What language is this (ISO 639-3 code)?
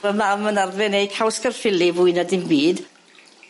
cym